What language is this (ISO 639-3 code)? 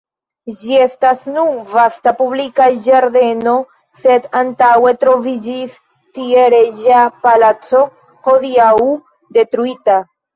epo